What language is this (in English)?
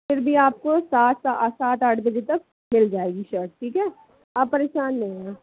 Hindi